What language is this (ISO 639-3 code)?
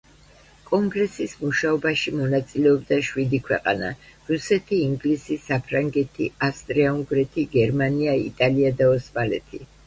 kat